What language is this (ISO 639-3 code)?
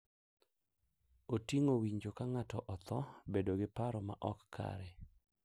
luo